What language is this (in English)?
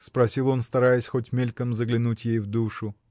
Russian